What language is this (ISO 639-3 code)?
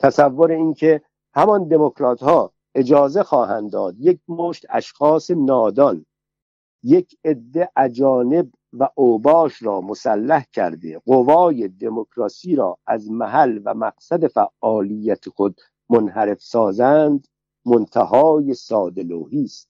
fas